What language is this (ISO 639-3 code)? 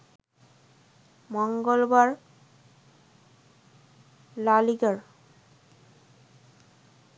ben